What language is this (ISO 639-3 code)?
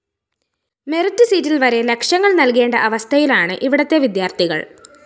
mal